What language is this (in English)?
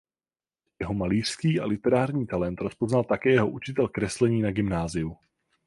Czech